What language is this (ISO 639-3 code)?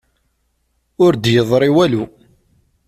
kab